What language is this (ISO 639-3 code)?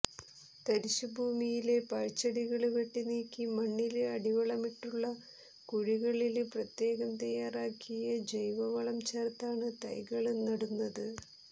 mal